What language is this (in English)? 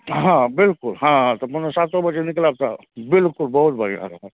Maithili